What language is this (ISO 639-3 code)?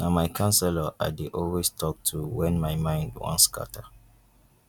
pcm